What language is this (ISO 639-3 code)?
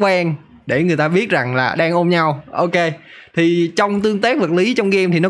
vie